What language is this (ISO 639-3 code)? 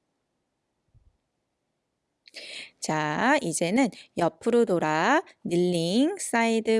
kor